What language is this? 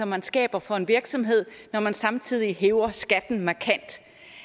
Danish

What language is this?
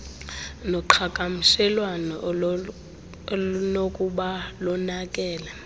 Xhosa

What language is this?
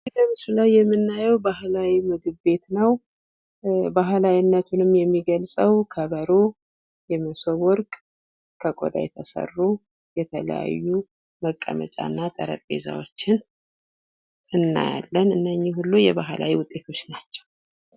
Amharic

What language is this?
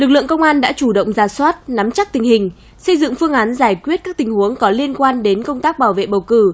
Vietnamese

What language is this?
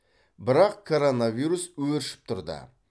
Kazakh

